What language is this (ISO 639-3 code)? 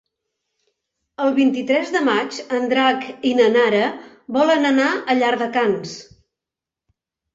cat